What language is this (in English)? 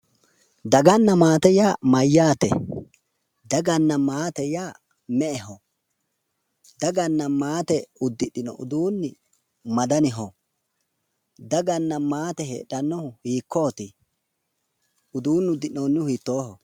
Sidamo